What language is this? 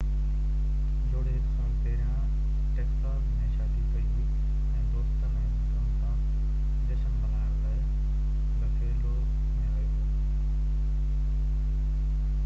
Sindhi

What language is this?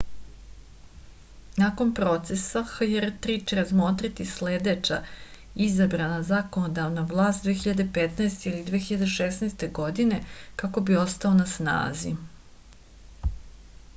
Serbian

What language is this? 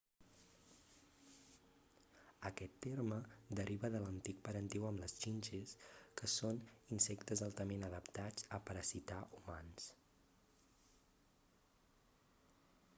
Catalan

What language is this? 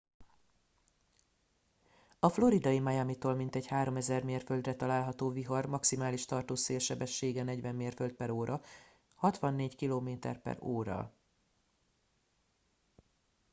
Hungarian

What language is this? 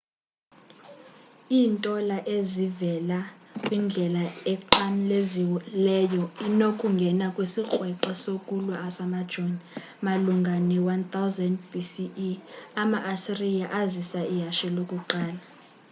Xhosa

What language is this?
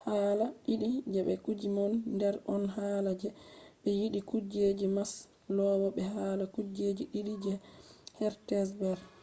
Fula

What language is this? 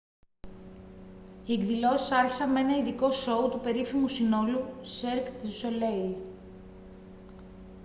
Greek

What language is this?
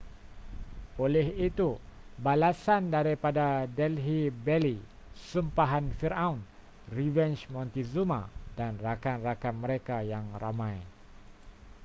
Malay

